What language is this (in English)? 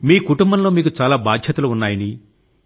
Telugu